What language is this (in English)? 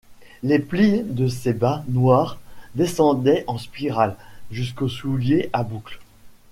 French